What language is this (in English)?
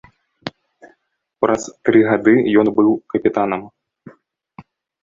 Belarusian